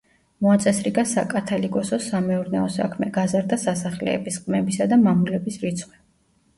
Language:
Georgian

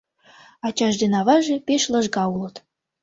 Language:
Mari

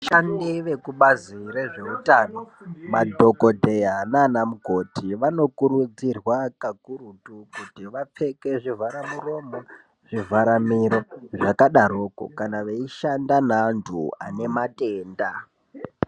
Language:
Ndau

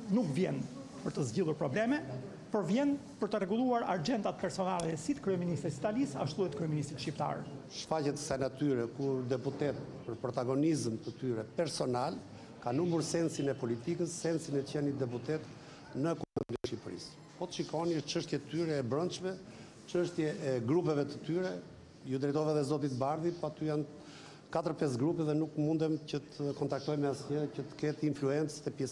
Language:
Romanian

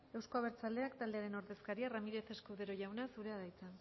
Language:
Basque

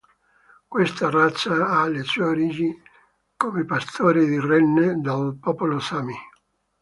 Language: Italian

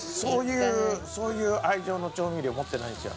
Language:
Japanese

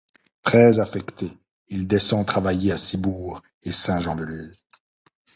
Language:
French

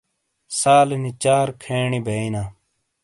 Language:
Shina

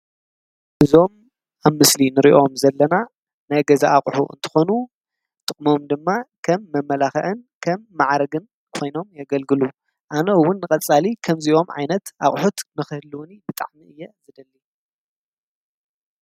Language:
Tigrinya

